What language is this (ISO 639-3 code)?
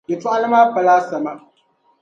dag